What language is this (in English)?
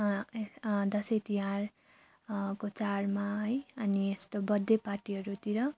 Nepali